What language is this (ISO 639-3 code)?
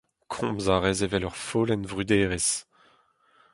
bre